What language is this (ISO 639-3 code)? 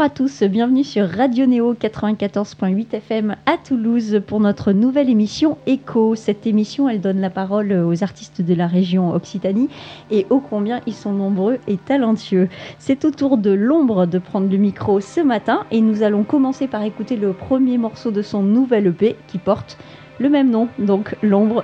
fra